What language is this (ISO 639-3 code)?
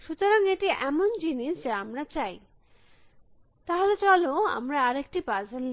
ben